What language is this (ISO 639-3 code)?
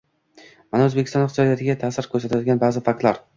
uzb